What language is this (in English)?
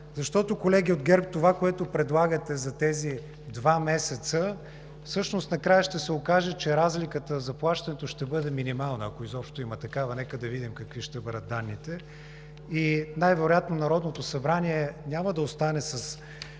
Bulgarian